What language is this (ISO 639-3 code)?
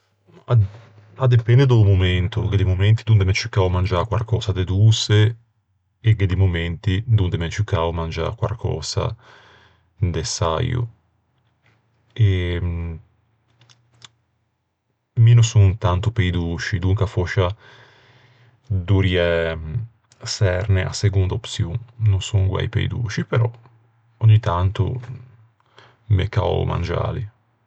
lij